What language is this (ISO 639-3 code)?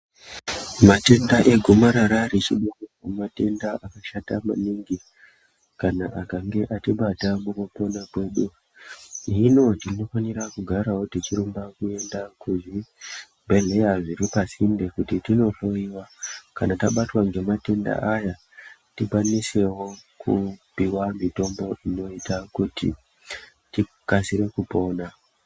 ndc